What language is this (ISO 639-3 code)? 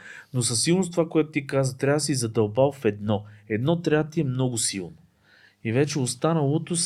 bul